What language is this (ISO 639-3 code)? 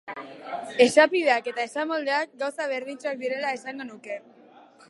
eus